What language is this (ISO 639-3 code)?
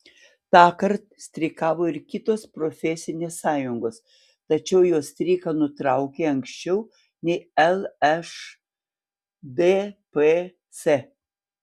lit